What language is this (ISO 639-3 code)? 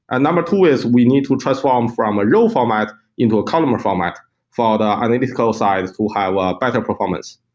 eng